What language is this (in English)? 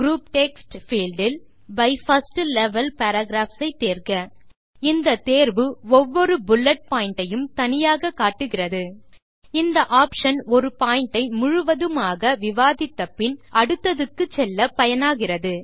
Tamil